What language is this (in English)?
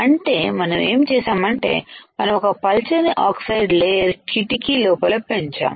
Telugu